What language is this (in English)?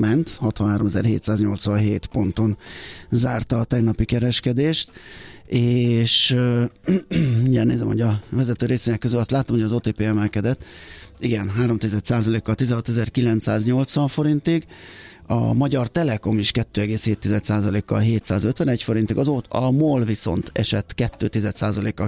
Hungarian